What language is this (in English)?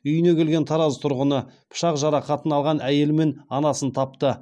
Kazakh